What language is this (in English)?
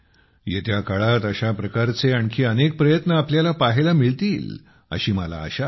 Marathi